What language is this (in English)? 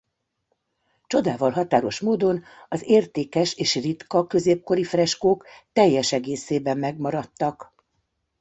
Hungarian